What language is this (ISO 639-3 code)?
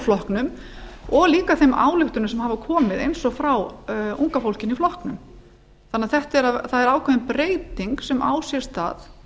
isl